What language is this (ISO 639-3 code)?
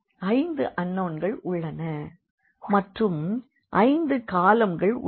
tam